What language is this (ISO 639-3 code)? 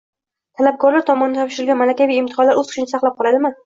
uzb